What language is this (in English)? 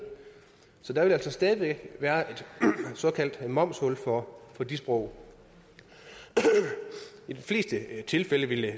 Danish